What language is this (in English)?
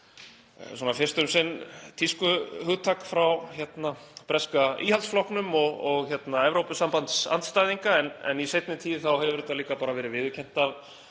Icelandic